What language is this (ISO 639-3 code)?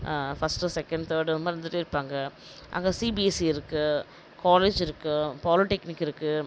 tam